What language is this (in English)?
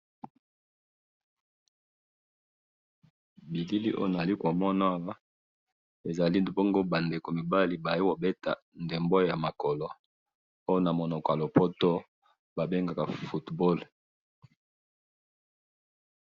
Lingala